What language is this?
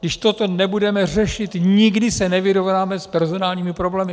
Czech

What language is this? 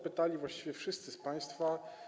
Polish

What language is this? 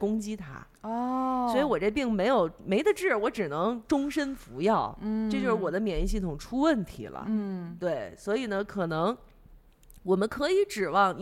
Chinese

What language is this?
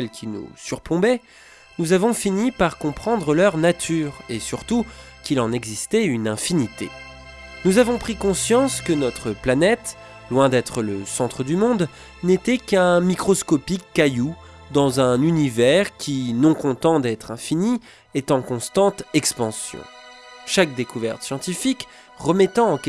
French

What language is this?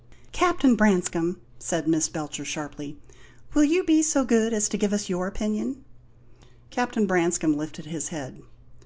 English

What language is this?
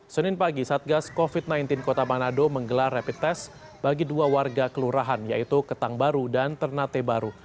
Indonesian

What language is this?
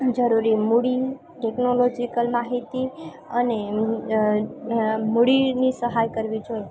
Gujarati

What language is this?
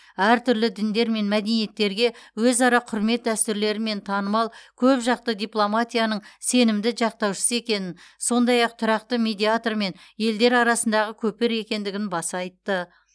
Kazakh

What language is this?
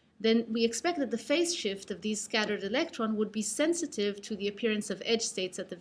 English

